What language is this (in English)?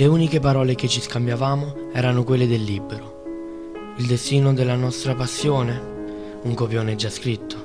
Italian